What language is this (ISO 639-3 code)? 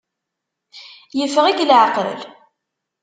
kab